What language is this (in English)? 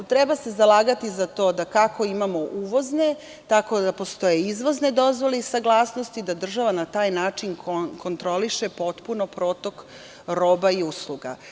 Serbian